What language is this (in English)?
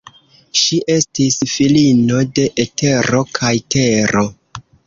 Esperanto